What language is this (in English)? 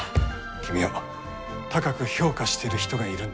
Japanese